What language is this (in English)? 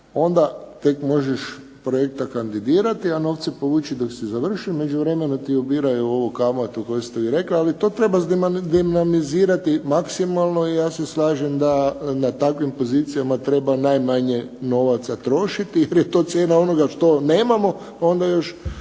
Croatian